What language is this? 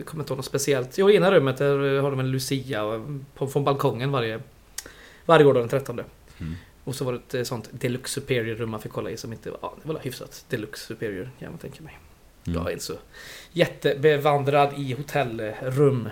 Swedish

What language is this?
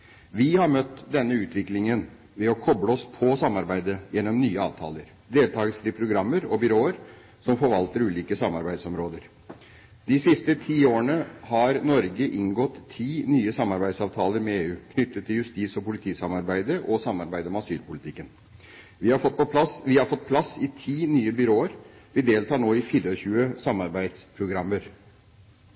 Norwegian Bokmål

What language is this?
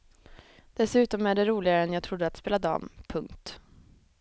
Swedish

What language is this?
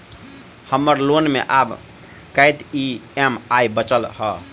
Maithili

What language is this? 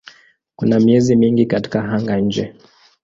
Swahili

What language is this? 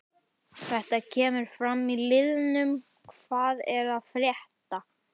Icelandic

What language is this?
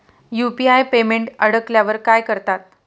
Marathi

